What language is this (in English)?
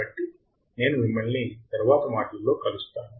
Telugu